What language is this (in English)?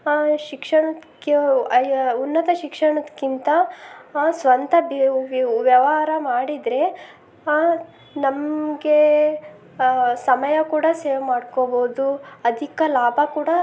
Kannada